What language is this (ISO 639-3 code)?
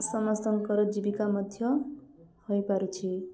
ori